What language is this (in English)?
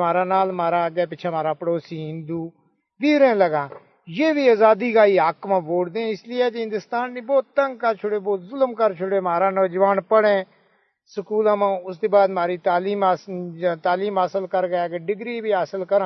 Urdu